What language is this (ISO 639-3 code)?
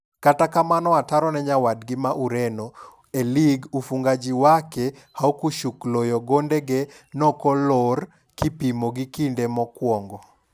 luo